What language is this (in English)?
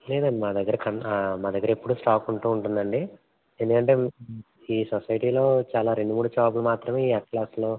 Telugu